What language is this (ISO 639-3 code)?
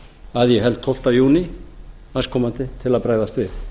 isl